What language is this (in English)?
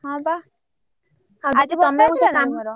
Odia